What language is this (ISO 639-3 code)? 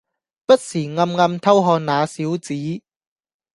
yue